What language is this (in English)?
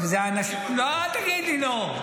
Hebrew